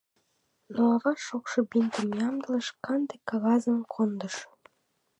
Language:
Mari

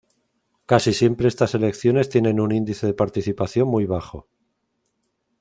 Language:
Spanish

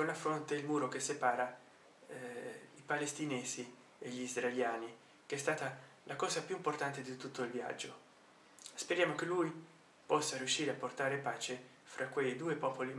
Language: Italian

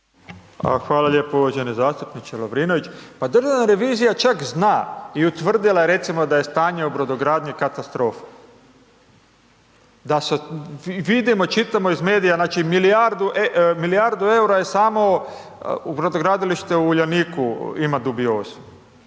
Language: Croatian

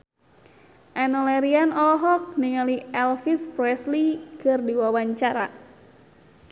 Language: Sundanese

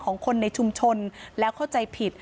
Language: Thai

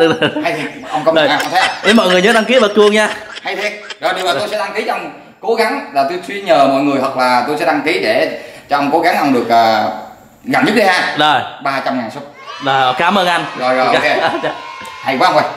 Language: Vietnamese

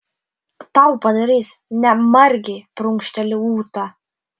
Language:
Lithuanian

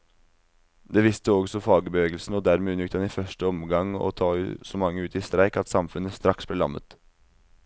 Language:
Norwegian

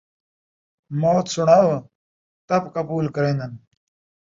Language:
Saraiki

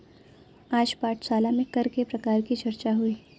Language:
Hindi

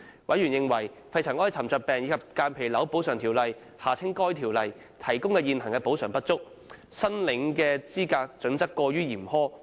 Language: Cantonese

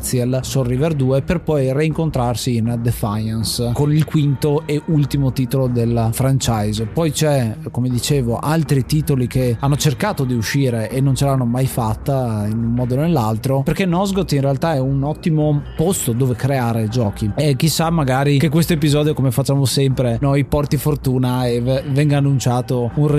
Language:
Italian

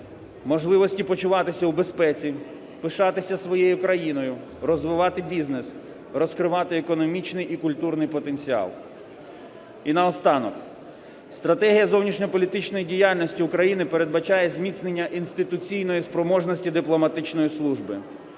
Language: Ukrainian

